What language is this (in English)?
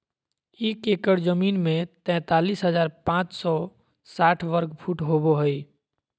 Magahi